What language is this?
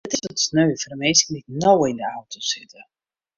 Western Frisian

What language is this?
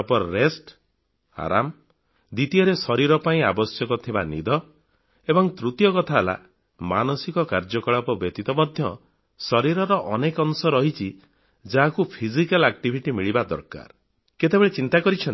Odia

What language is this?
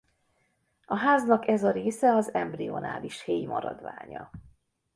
Hungarian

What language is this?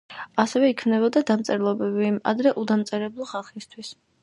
Georgian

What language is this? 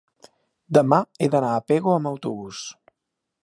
Catalan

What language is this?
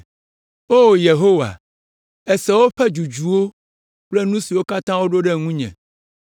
Ewe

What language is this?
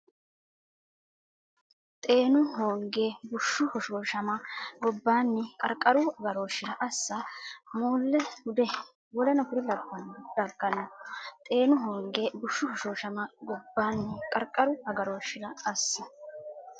Sidamo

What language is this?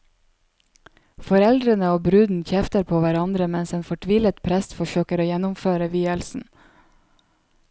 Norwegian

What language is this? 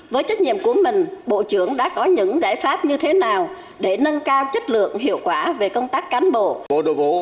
Vietnamese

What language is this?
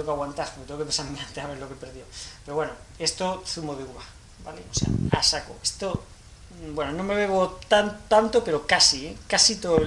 Spanish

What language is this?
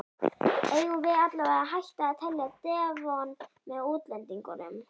Icelandic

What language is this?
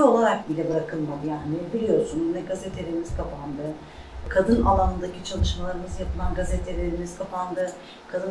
Turkish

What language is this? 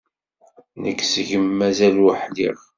Kabyle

